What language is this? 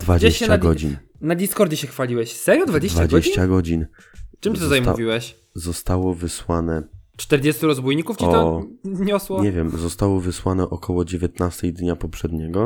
Polish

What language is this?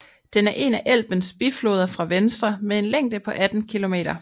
Danish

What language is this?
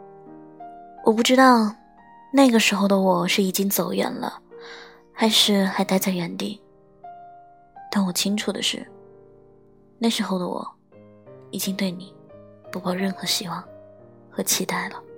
Chinese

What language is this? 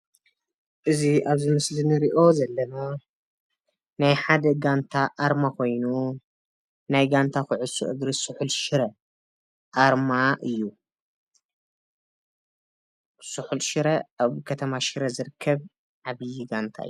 Tigrinya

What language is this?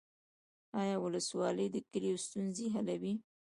Pashto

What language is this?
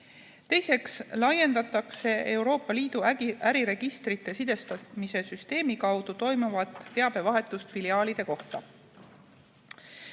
Estonian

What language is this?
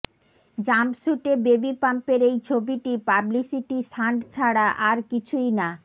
Bangla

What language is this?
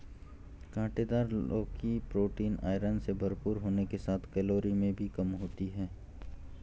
Hindi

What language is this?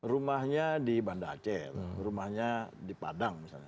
Indonesian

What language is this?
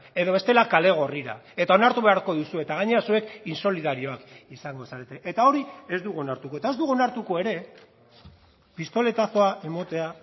Basque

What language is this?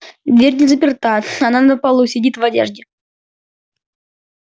Russian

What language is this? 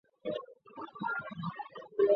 Chinese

